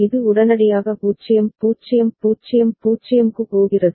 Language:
Tamil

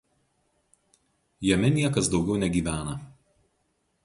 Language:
Lithuanian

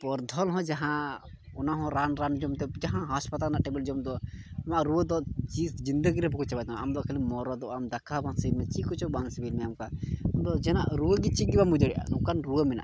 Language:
Santali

